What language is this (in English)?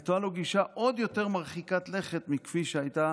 Hebrew